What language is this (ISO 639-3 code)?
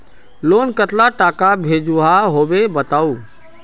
mag